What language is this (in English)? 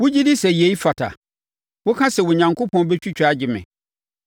Akan